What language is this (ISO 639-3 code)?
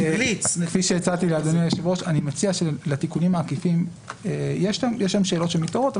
heb